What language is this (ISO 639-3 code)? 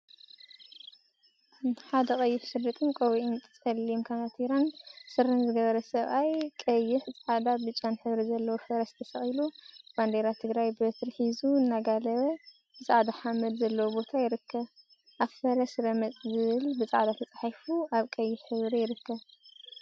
tir